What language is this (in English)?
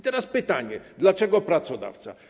Polish